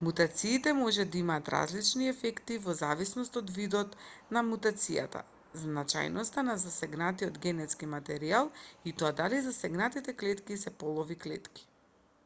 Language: Macedonian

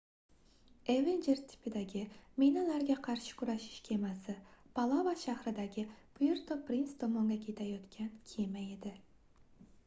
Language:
Uzbek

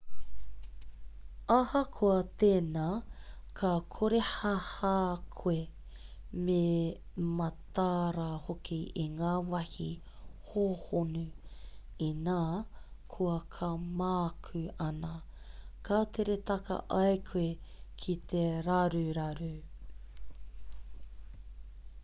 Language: Māori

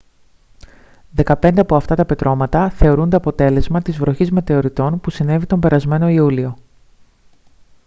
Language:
Greek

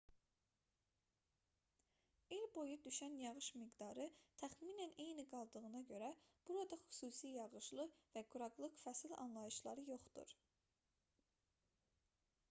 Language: Azerbaijani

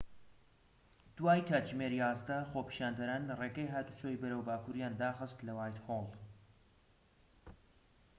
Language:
Central Kurdish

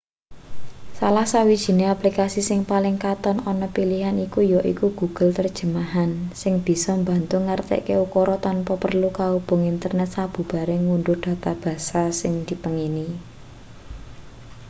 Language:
Javanese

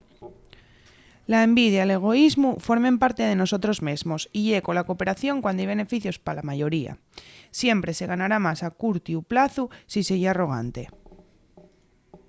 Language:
Asturian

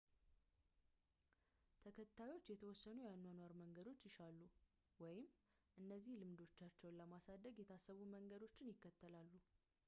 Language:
Amharic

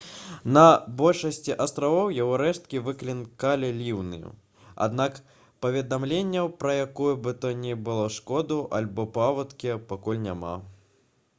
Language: Belarusian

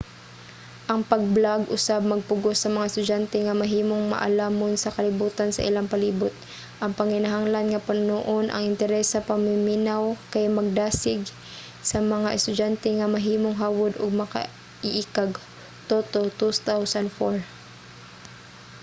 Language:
Cebuano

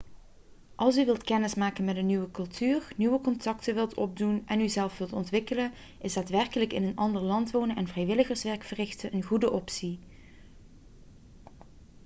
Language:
Dutch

